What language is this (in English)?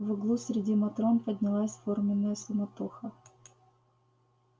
Russian